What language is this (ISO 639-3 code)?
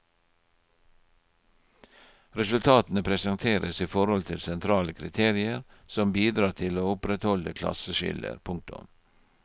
nor